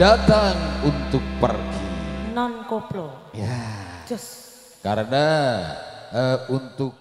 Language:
Indonesian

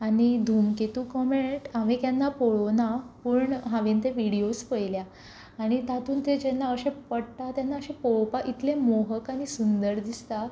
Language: Konkani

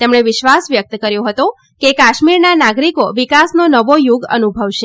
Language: Gujarati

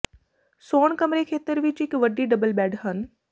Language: Punjabi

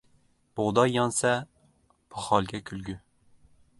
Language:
Uzbek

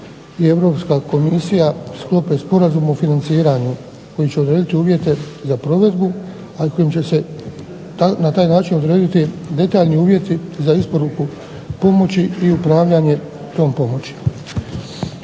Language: Croatian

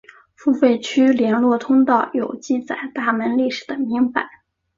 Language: Chinese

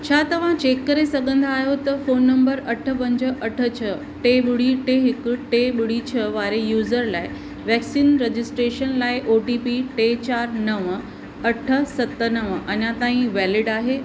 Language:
Sindhi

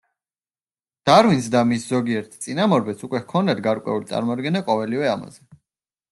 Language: Georgian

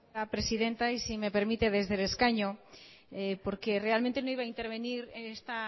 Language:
Spanish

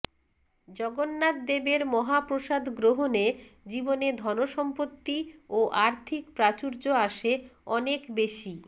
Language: Bangla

